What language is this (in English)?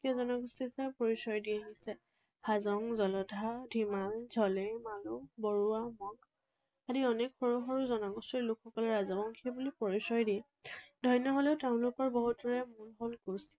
Assamese